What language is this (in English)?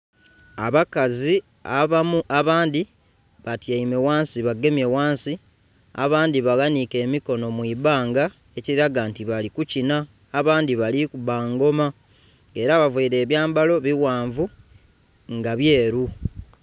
Soga